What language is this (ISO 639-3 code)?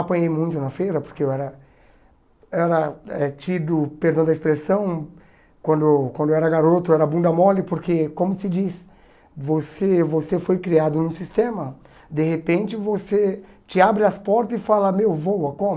por